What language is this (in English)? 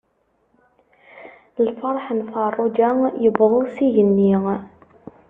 Kabyle